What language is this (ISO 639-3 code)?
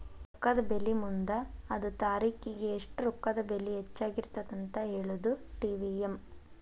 kan